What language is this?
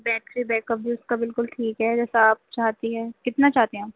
Urdu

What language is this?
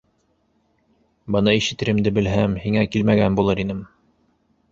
Bashkir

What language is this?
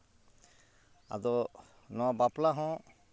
Santali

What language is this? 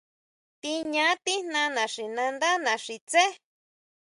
Huautla Mazatec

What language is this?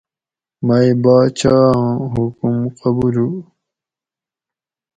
Gawri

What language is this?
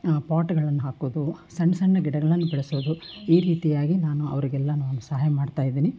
Kannada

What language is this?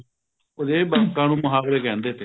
Punjabi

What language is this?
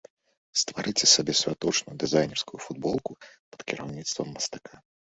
Belarusian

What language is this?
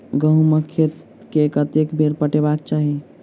Maithili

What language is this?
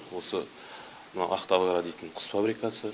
Kazakh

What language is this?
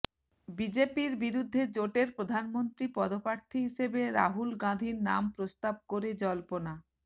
Bangla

